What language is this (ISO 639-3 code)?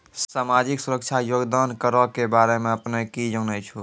mai